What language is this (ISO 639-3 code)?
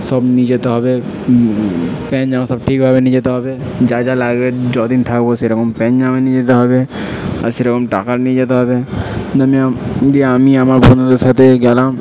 ben